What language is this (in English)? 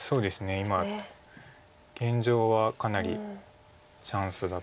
Japanese